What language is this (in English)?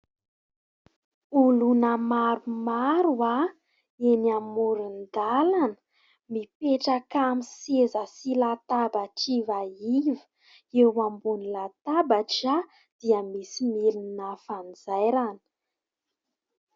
Malagasy